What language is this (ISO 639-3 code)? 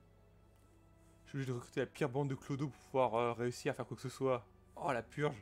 fra